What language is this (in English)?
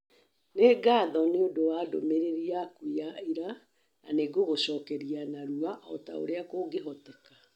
Kikuyu